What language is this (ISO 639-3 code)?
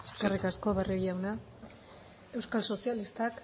eus